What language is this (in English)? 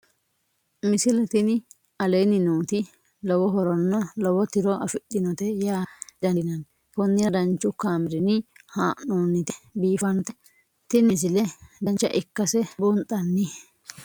Sidamo